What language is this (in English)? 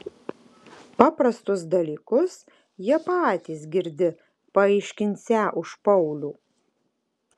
Lithuanian